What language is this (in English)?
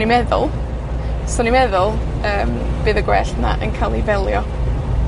Welsh